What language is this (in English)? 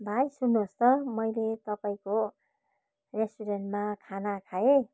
Nepali